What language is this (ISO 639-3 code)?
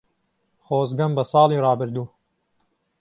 ckb